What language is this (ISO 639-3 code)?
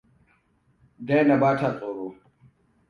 hau